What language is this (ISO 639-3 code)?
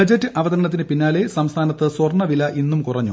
mal